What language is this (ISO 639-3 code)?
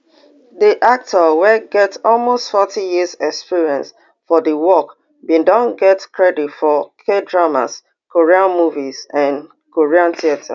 pcm